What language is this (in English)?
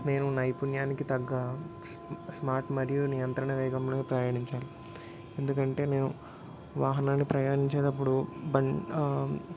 Telugu